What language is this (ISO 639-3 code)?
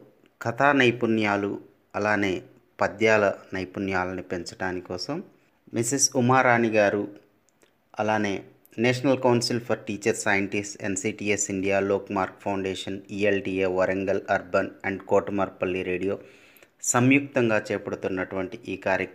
tel